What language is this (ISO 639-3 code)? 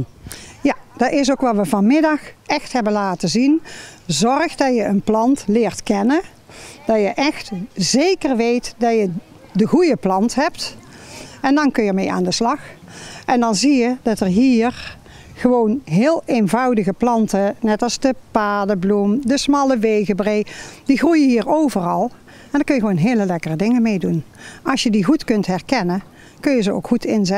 nld